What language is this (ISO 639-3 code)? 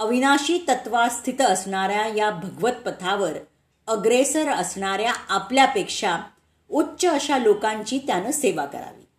mar